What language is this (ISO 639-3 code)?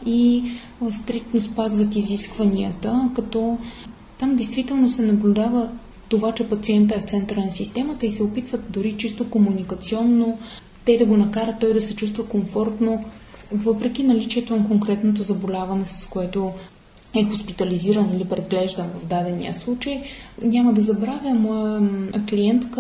bul